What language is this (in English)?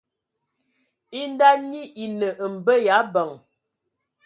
Ewondo